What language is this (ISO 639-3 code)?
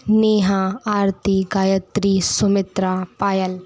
hin